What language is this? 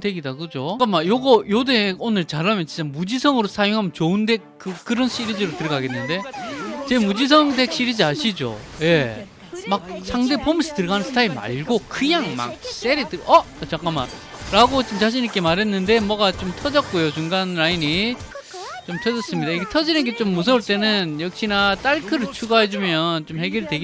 Korean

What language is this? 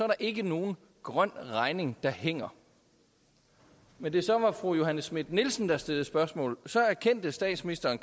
Danish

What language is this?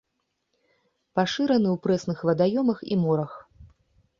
Belarusian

